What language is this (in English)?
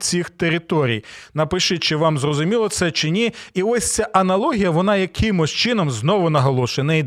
Ukrainian